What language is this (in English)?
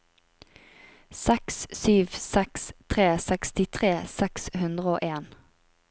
Norwegian